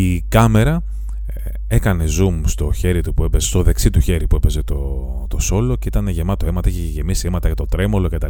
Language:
Greek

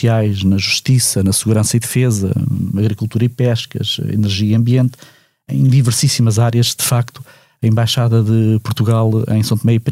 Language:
Portuguese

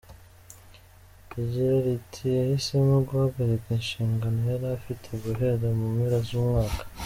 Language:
Kinyarwanda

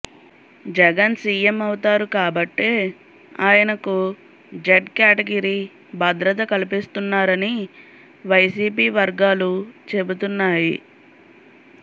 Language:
Telugu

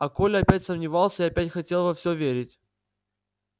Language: Russian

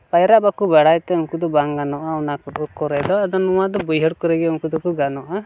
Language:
Santali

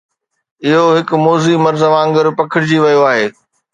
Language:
Sindhi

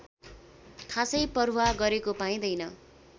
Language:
Nepali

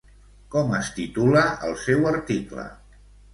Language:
Catalan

